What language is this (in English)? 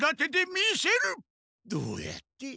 Japanese